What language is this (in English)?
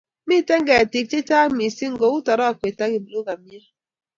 Kalenjin